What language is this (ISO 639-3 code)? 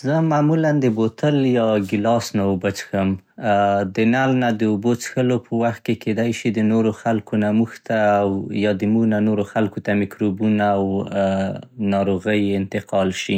pst